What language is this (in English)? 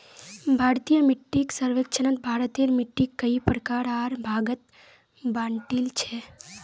Magahi